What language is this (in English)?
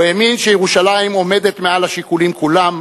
Hebrew